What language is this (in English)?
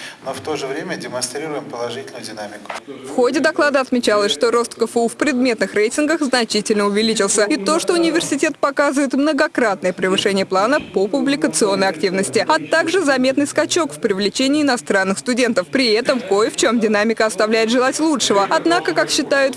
Russian